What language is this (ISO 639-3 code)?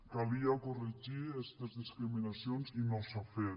cat